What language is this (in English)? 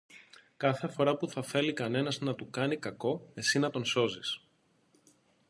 Greek